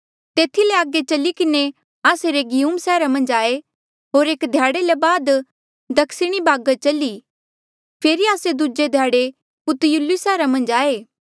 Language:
Mandeali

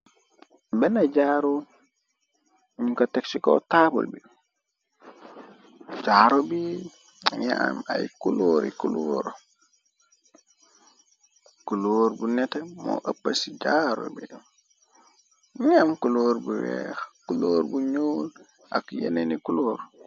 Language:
Wolof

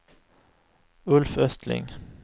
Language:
Swedish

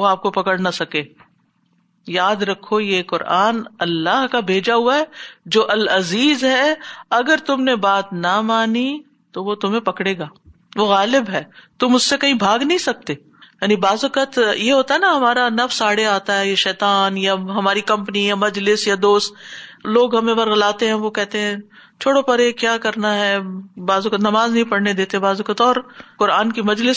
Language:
Urdu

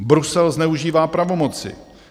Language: Czech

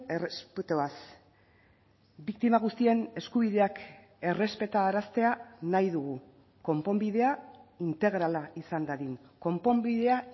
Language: Basque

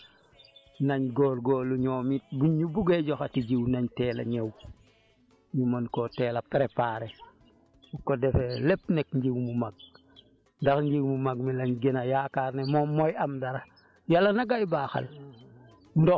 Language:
Wolof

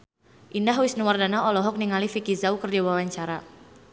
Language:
Sundanese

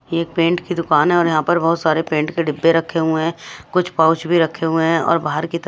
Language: Hindi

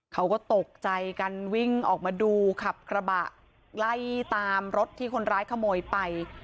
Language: Thai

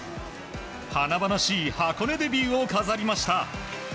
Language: Japanese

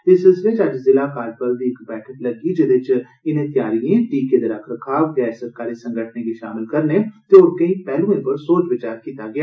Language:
Dogri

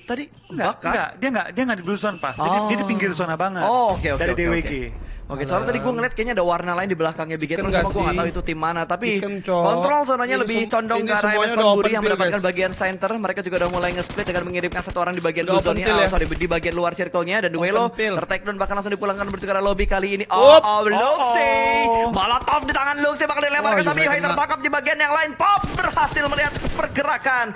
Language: Indonesian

